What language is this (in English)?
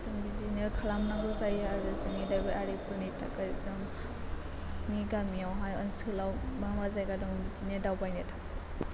Bodo